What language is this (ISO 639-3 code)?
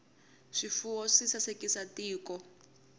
tso